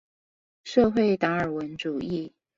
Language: Chinese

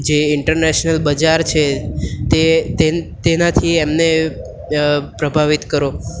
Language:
Gujarati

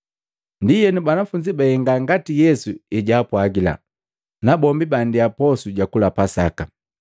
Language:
Matengo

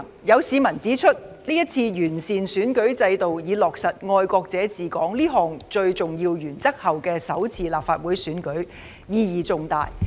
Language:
Cantonese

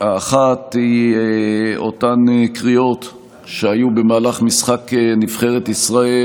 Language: Hebrew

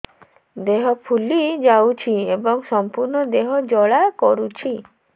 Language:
Odia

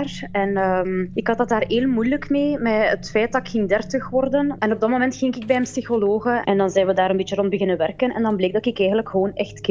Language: Dutch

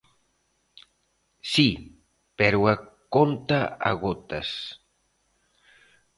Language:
Galician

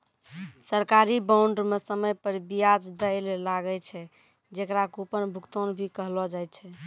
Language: Maithili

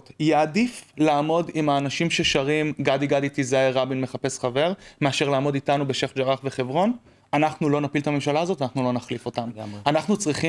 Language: Hebrew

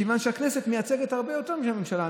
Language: Hebrew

